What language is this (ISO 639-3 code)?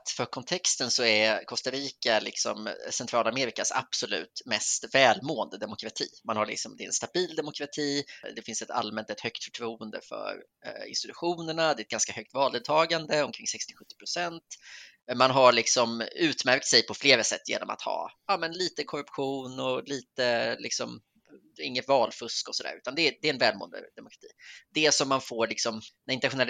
swe